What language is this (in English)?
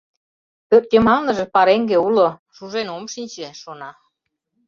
Mari